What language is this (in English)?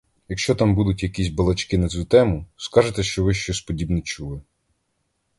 Ukrainian